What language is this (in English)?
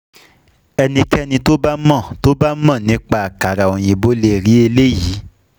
Yoruba